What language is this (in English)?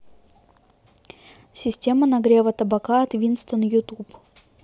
Russian